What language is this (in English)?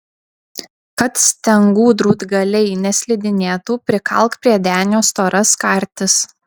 Lithuanian